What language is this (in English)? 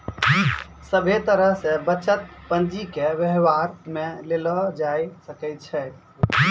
Maithili